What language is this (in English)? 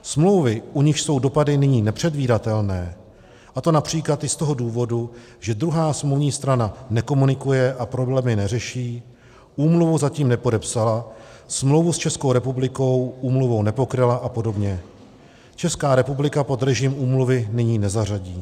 Czech